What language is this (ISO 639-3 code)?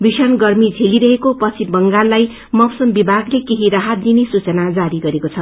nep